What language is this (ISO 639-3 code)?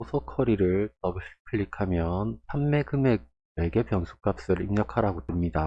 kor